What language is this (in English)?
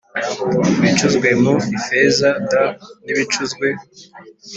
Kinyarwanda